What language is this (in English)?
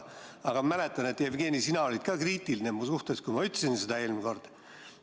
Estonian